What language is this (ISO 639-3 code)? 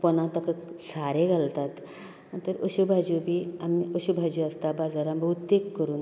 kok